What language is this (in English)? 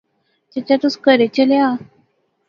Pahari-Potwari